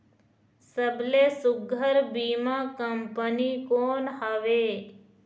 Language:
Chhattisgarhi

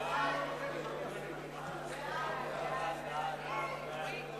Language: Hebrew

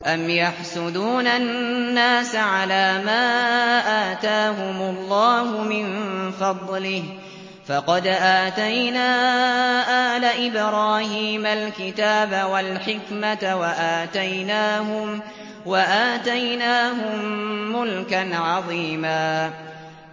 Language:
Arabic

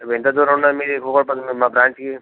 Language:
Telugu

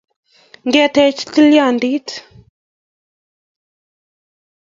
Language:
Kalenjin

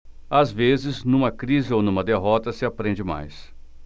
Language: Portuguese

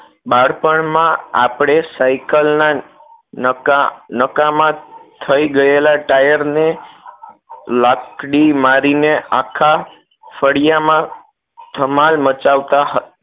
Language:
Gujarati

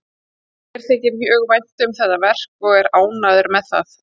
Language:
Icelandic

